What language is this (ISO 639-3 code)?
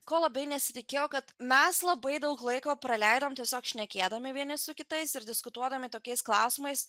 lit